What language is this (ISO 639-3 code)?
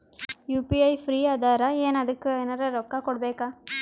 kan